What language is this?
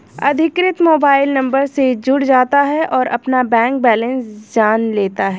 Hindi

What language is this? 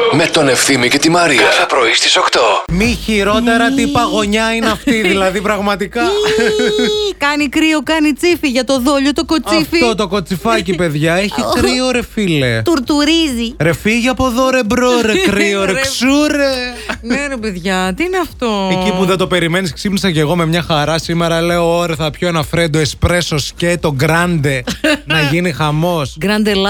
Greek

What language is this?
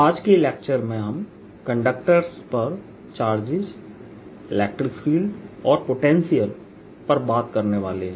Hindi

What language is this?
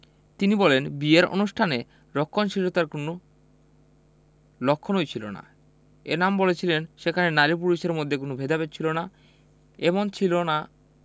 Bangla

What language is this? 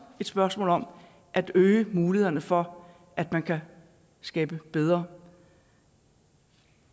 Danish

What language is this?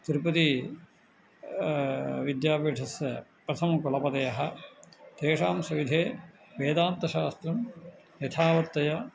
Sanskrit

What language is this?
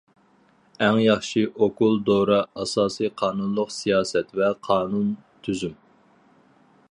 Uyghur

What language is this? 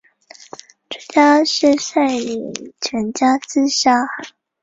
Chinese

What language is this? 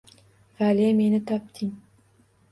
Uzbek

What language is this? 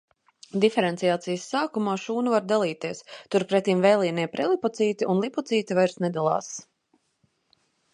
Latvian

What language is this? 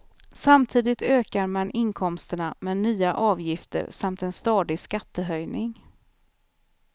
Swedish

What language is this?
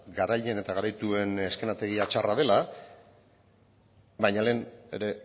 Basque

